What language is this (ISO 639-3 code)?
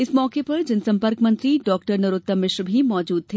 hin